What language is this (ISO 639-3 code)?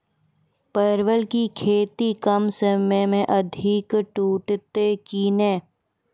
mai